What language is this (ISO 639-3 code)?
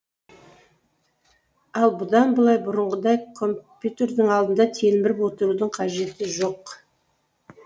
kaz